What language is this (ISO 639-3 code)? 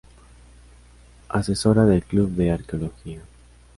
spa